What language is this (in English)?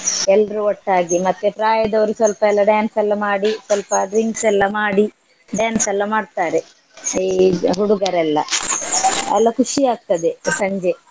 Kannada